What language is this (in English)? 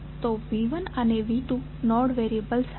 Gujarati